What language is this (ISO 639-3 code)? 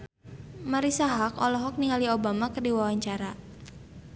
sun